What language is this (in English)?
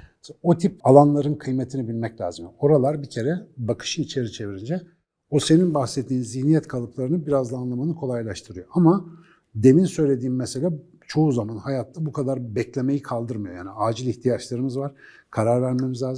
Turkish